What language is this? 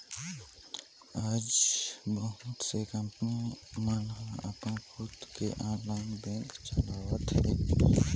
Chhattisgarhi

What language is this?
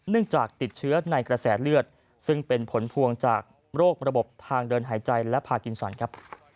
Thai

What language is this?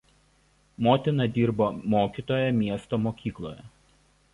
Lithuanian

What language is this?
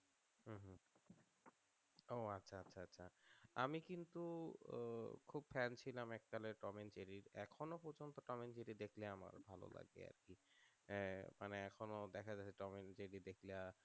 Bangla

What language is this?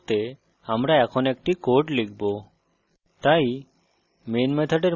Bangla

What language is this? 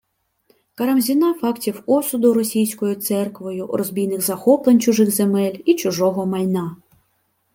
Ukrainian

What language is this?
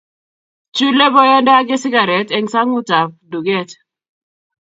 Kalenjin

